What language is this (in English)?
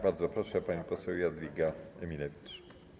Polish